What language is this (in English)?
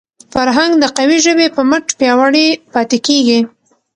Pashto